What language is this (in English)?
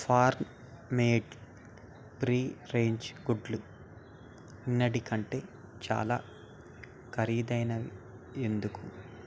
Telugu